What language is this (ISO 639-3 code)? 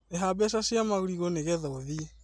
kik